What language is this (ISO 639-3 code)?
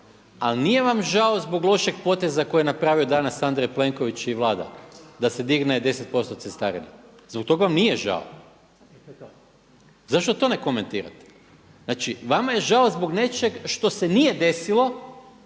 hrv